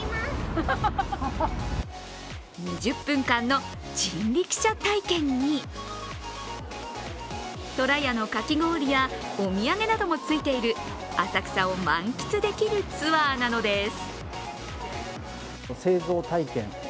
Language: Japanese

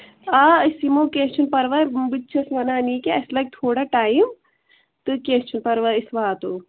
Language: Kashmiri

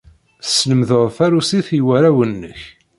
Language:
Kabyle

